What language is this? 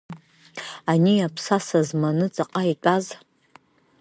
Abkhazian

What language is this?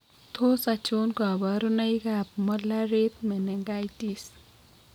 Kalenjin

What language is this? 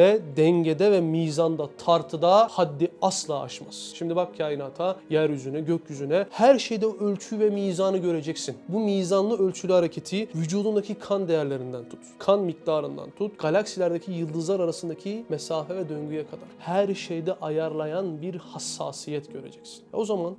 Turkish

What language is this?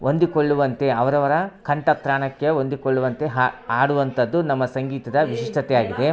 Kannada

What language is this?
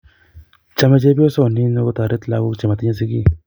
Kalenjin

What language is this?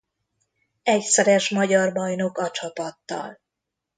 Hungarian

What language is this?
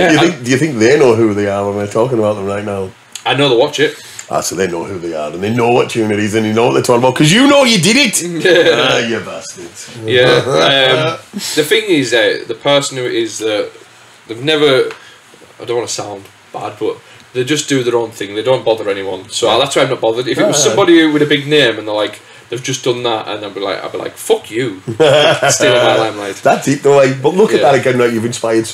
English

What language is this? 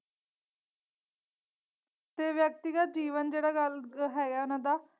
Punjabi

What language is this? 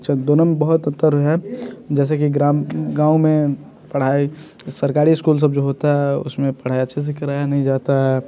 Hindi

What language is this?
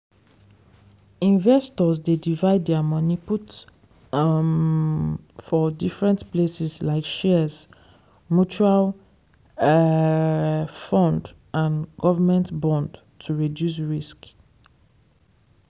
Nigerian Pidgin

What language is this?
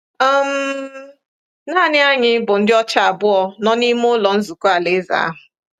Igbo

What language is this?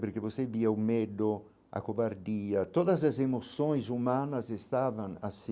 Portuguese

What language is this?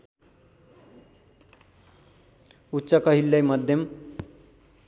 Nepali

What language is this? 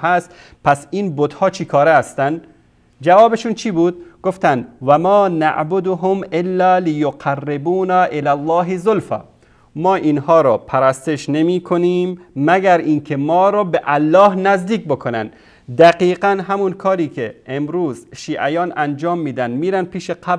Persian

